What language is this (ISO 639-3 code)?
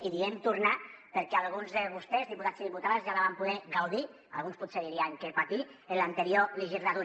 cat